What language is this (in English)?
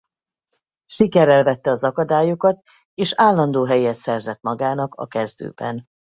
Hungarian